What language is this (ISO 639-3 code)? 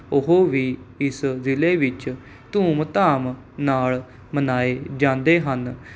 pan